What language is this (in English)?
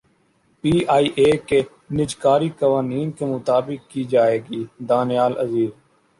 Urdu